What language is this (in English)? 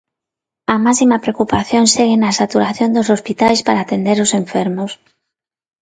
Galician